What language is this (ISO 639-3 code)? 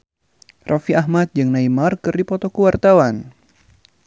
sun